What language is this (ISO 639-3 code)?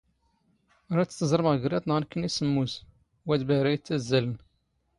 zgh